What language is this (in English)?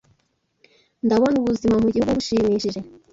Kinyarwanda